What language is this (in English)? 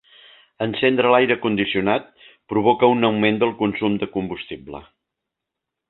Catalan